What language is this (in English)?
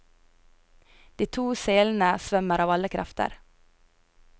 Norwegian